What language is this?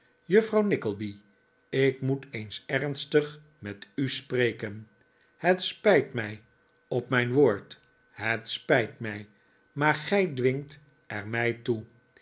Dutch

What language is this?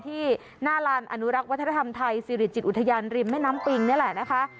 Thai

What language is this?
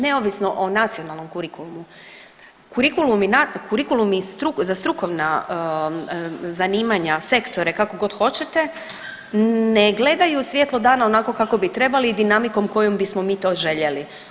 Croatian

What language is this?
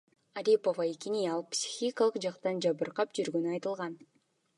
Kyrgyz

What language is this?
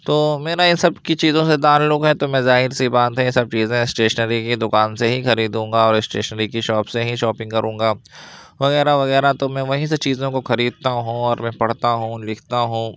Urdu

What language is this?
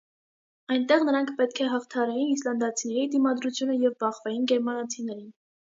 Armenian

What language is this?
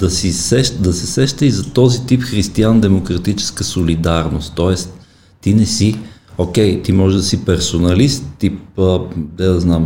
Bulgarian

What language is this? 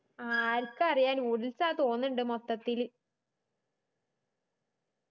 Malayalam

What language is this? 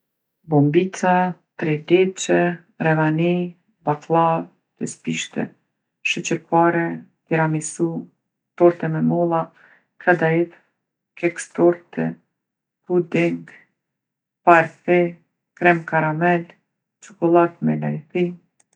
Gheg Albanian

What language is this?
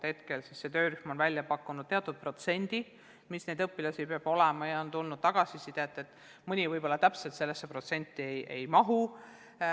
Estonian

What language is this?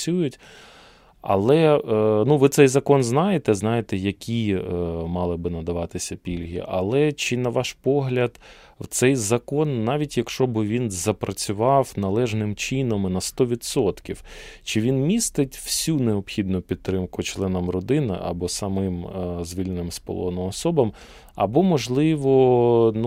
Ukrainian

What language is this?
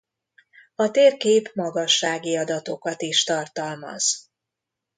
Hungarian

